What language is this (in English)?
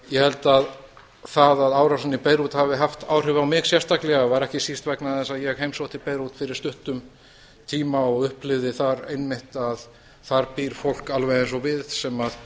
Icelandic